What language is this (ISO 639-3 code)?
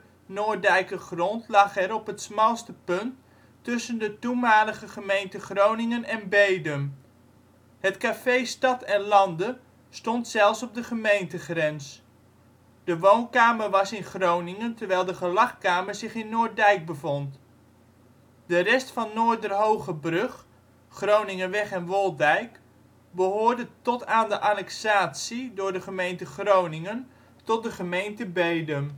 nld